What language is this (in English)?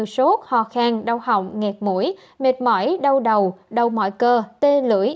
Vietnamese